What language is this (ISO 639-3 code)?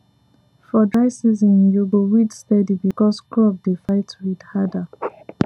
pcm